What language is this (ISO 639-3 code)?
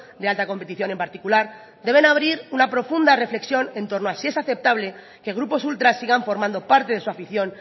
spa